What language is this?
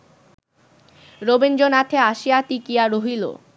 Bangla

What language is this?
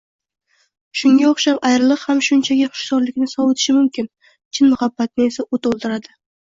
Uzbek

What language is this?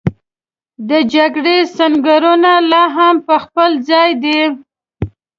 Pashto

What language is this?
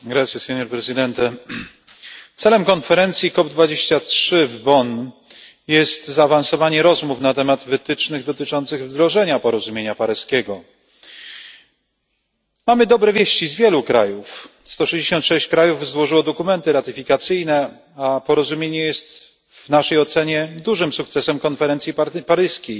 Polish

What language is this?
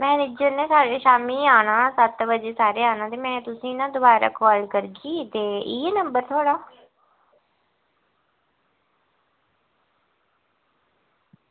Dogri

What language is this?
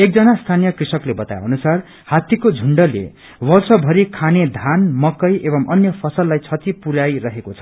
Nepali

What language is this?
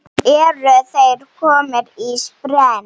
Icelandic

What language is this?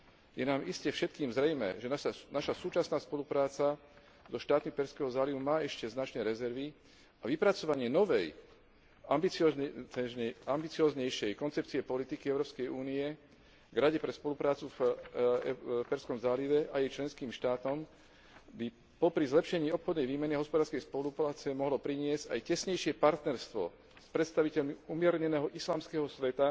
Slovak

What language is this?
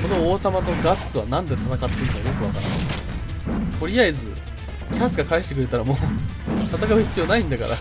Japanese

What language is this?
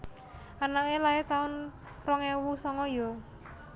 Javanese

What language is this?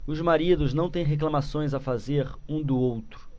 Portuguese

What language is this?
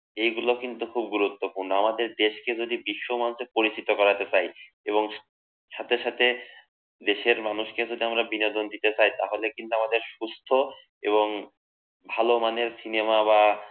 Bangla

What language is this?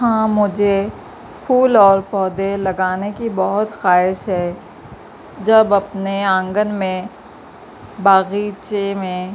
Urdu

